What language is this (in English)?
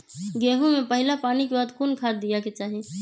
Magahi